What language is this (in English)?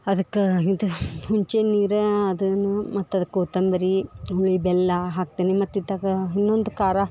Kannada